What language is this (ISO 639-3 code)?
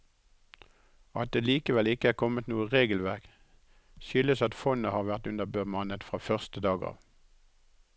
nor